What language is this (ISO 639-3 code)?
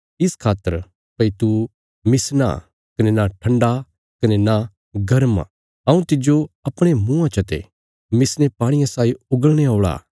kfs